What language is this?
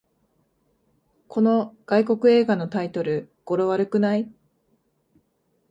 Japanese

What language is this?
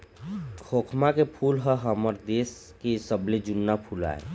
Chhattisgarhi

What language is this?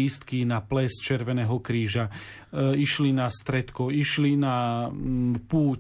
Slovak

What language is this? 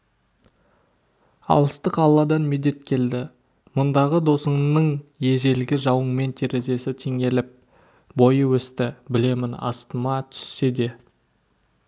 Kazakh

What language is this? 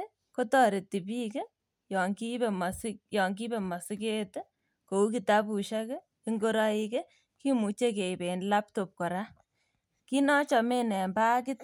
Kalenjin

